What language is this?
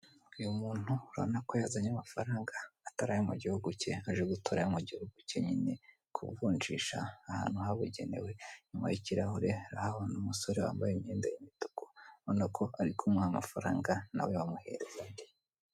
Kinyarwanda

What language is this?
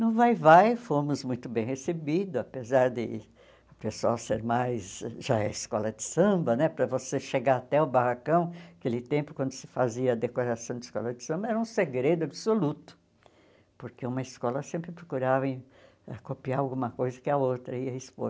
Portuguese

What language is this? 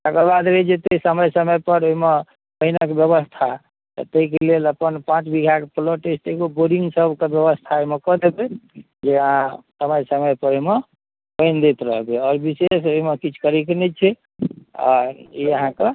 Maithili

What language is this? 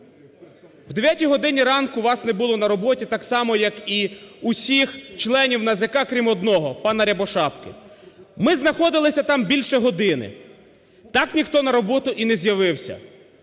Ukrainian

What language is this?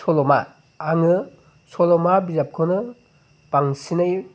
Bodo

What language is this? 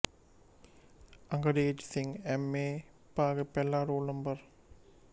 Punjabi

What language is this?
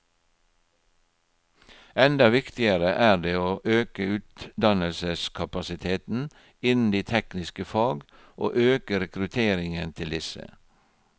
Norwegian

